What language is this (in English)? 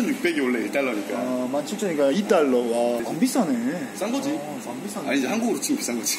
Korean